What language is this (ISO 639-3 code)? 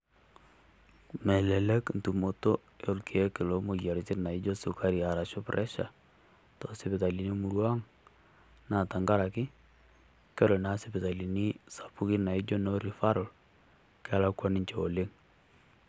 mas